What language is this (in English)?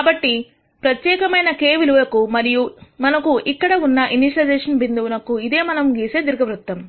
Telugu